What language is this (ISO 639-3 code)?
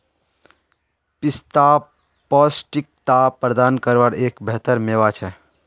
mag